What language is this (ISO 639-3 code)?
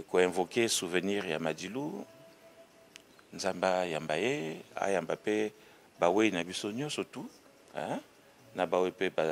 fra